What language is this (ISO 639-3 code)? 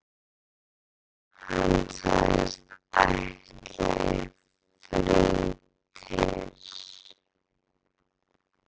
isl